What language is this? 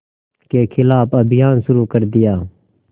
Hindi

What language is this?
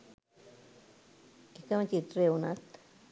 Sinhala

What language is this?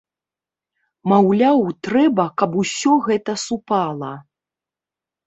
Belarusian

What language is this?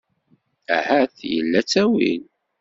Kabyle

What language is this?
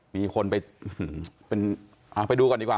Thai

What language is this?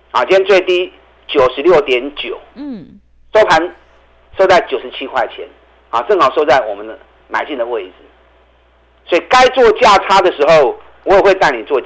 Chinese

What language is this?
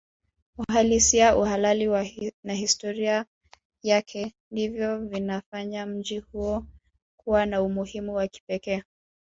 Swahili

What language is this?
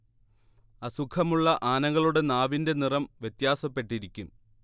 Malayalam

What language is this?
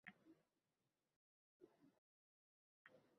Uzbek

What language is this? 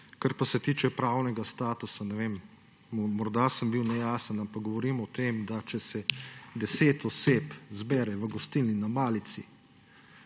Slovenian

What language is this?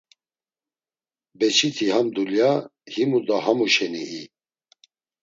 Laz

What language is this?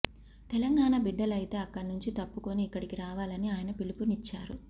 Telugu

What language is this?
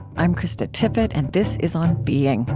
English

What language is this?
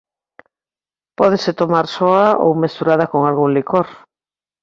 Galician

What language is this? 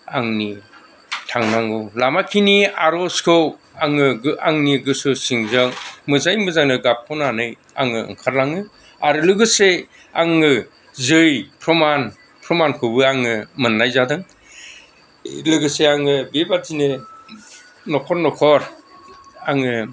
Bodo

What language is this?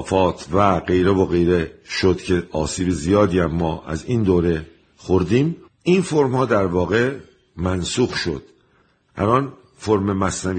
Persian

